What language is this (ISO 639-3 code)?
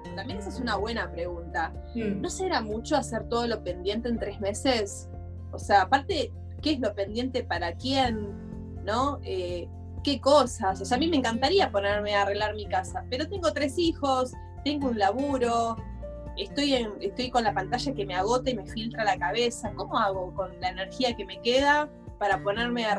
spa